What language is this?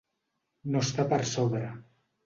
Catalan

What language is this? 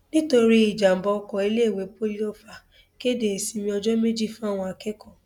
Yoruba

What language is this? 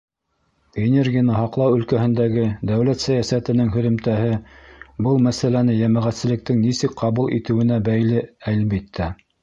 Bashkir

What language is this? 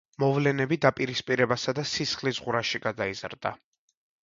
Georgian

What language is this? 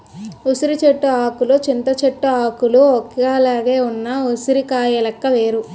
Telugu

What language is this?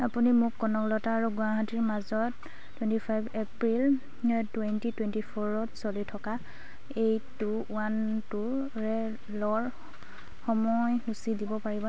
Assamese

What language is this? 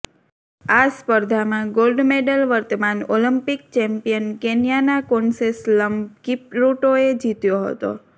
Gujarati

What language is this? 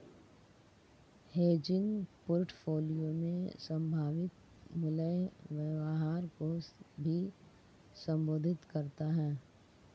Hindi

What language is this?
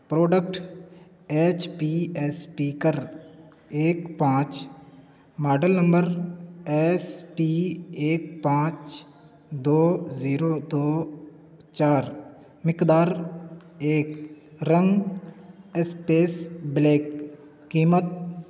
Urdu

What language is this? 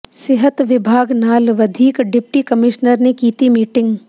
Punjabi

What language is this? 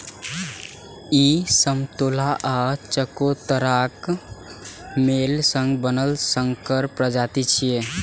Maithili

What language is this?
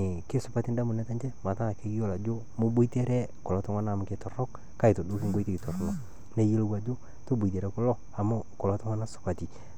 Masai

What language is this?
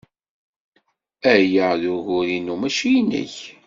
Kabyle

